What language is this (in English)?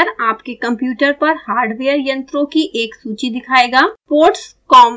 Hindi